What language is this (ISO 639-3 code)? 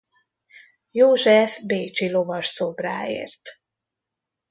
hun